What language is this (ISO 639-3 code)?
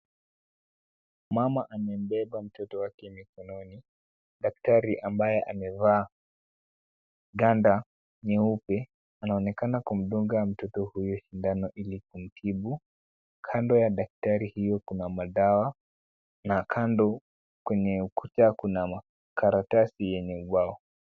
swa